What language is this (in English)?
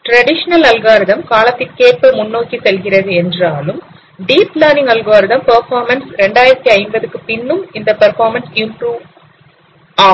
Tamil